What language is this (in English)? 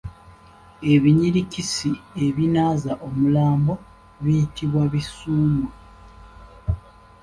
Ganda